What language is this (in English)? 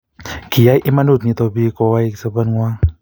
Kalenjin